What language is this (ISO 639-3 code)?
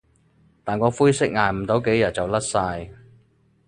yue